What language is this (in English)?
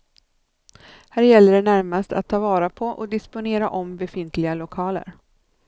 Swedish